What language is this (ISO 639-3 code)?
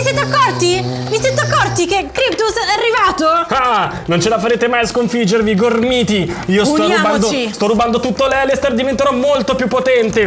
ita